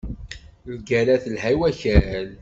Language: Kabyle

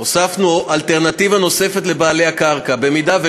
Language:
Hebrew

